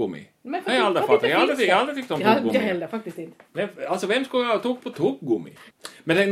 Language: Swedish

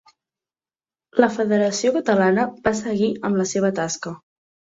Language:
Catalan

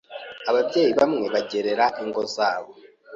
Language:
Kinyarwanda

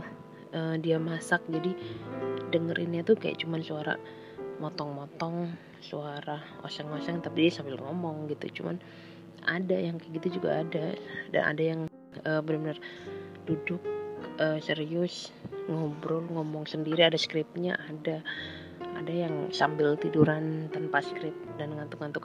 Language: Indonesian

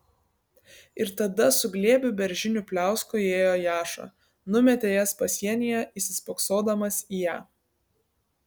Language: Lithuanian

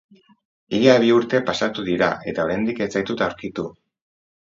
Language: Basque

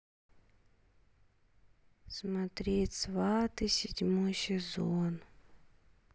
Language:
Russian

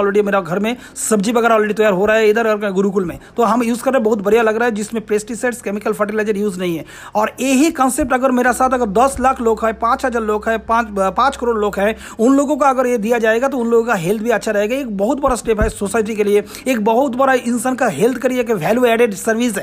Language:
Hindi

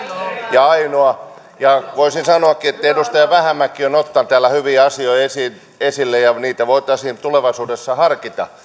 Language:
Finnish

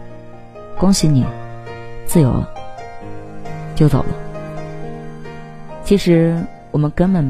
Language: Chinese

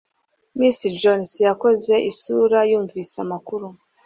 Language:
Kinyarwanda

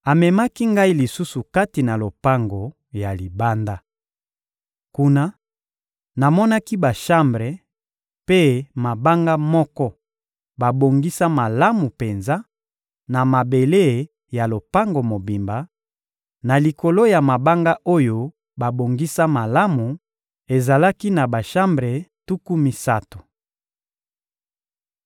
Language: Lingala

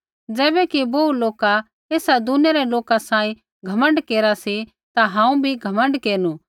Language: Kullu Pahari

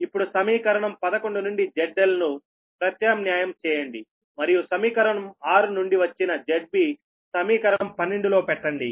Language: Telugu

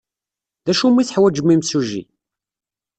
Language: Kabyle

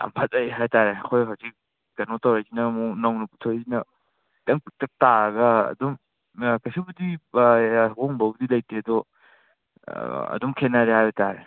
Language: Manipuri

